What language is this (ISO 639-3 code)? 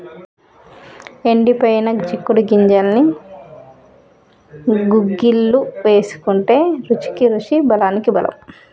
tel